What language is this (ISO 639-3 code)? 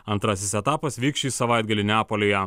lit